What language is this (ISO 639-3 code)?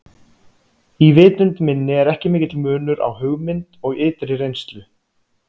isl